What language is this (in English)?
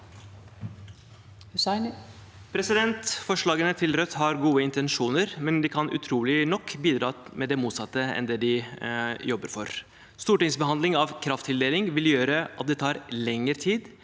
Norwegian